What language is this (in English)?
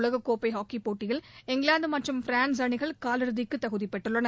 Tamil